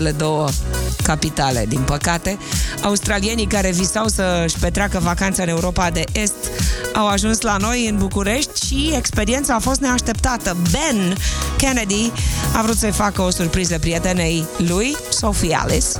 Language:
Romanian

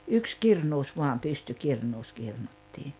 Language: Finnish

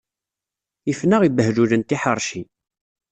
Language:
Kabyle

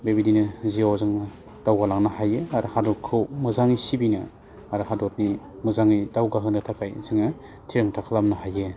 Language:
Bodo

